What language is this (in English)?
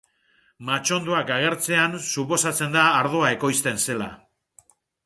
Basque